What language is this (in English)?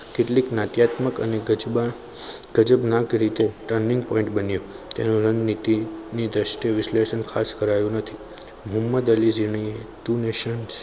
Gujarati